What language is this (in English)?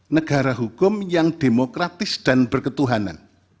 Indonesian